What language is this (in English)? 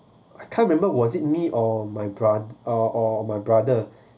English